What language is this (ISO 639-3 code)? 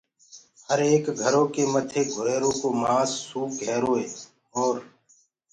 ggg